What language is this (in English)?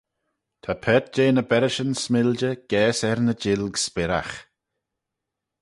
Manx